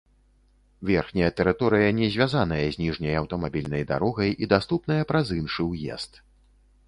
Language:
Belarusian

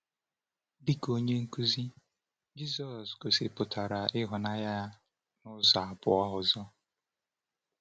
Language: Igbo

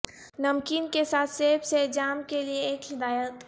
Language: Urdu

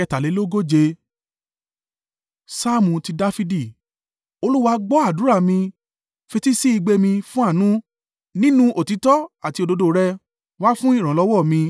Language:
Yoruba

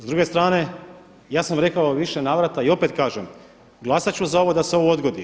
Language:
Croatian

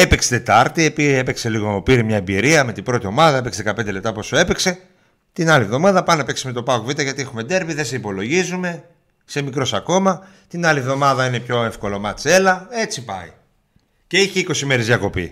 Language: Greek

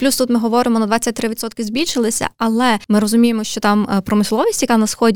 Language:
Ukrainian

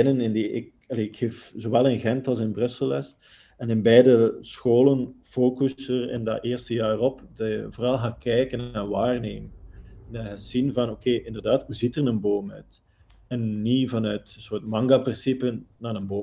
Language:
Dutch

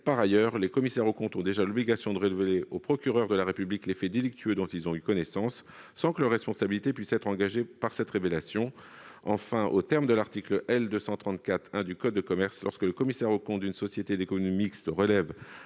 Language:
French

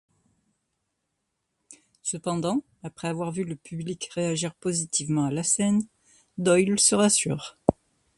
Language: French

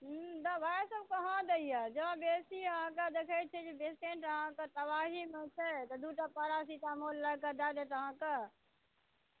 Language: Maithili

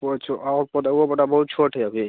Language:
Maithili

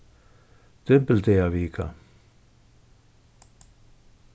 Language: Faroese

